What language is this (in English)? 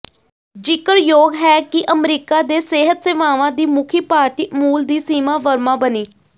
Punjabi